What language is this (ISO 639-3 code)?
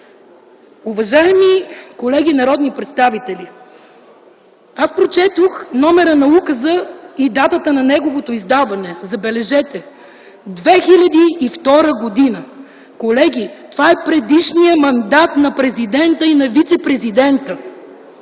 bul